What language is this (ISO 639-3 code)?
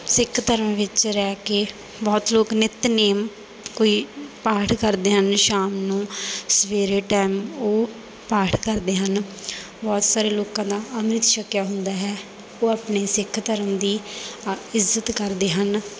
pan